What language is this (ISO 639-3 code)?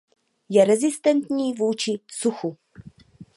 ces